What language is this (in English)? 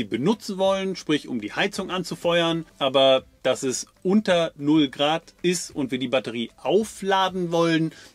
German